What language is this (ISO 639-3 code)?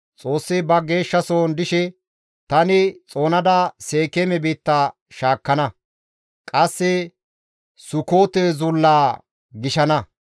gmv